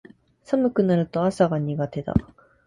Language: Japanese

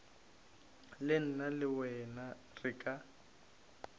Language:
Northern Sotho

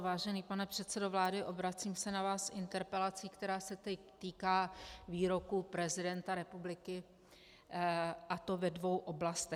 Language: Czech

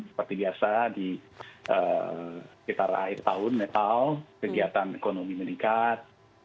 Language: Indonesian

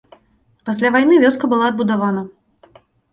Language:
Belarusian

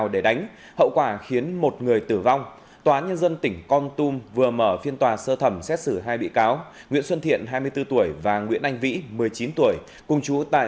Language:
Vietnamese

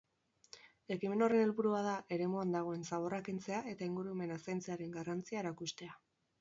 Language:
Basque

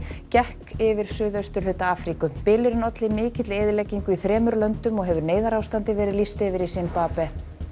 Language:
Icelandic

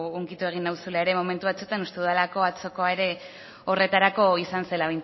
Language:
Basque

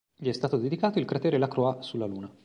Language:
Italian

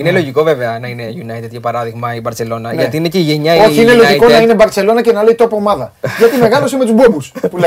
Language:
Greek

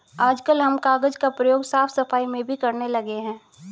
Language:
Hindi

